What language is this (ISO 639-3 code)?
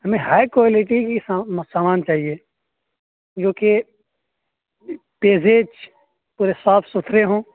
urd